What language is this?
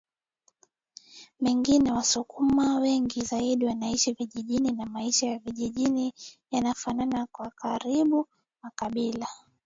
Swahili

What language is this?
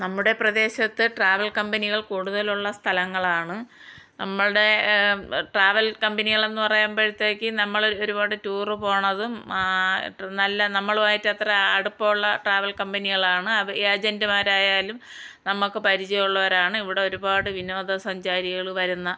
Malayalam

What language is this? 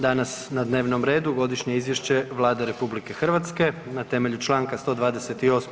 Croatian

